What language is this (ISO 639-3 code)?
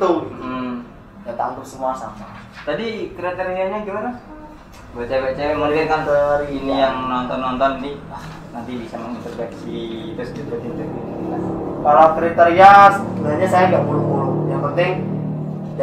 ind